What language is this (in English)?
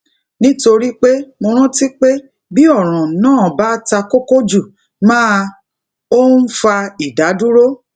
Yoruba